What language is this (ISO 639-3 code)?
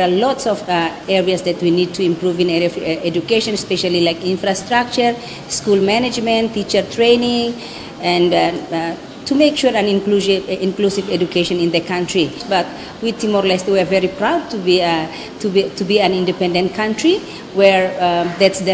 tha